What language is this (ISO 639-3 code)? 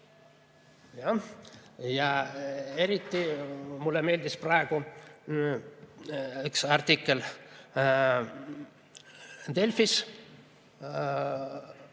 est